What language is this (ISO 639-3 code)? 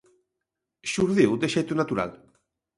glg